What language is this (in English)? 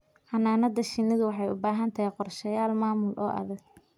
Somali